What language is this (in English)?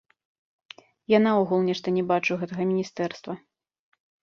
Belarusian